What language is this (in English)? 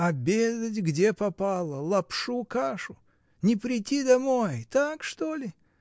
Russian